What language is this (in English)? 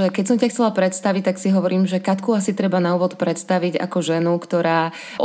Slovak